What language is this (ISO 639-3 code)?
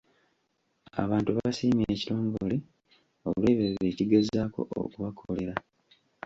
lug